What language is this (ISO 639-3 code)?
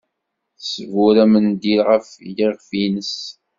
kab